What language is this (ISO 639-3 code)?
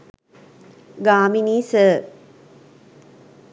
sin